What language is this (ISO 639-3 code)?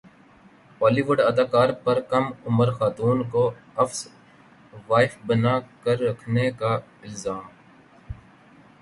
urd